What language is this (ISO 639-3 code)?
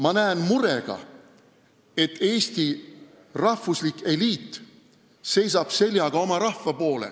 est